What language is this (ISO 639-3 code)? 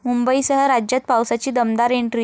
mar